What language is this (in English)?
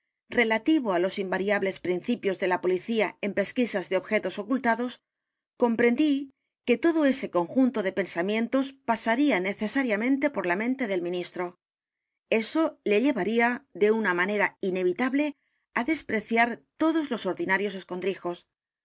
Spanish